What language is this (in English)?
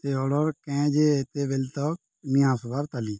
Odia